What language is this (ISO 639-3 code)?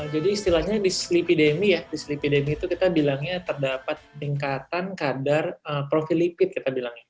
ind